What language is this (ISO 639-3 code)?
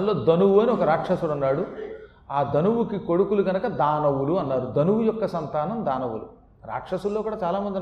tel